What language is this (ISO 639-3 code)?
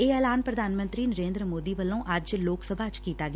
pan